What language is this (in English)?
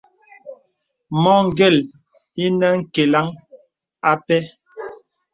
Bebele